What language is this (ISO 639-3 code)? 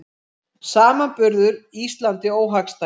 isl